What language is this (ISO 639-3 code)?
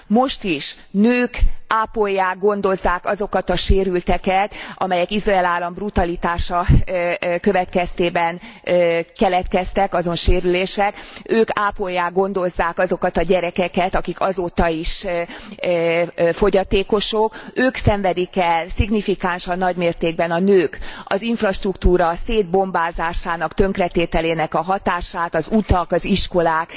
hun